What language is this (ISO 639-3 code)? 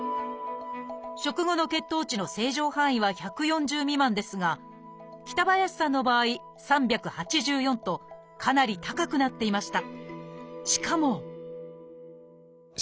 jpn